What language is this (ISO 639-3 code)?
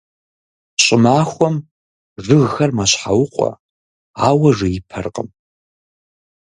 kbd